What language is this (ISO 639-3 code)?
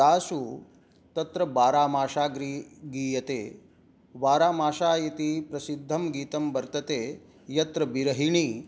san